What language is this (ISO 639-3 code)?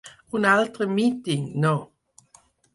cat